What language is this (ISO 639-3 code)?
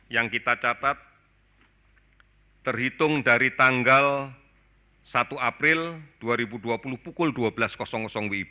ind